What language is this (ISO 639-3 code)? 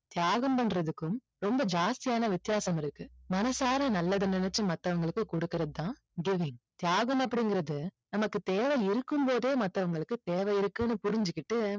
tam